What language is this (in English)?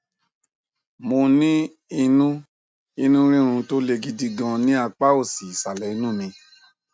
Yoruba